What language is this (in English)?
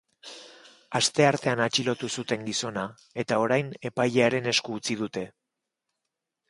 Basque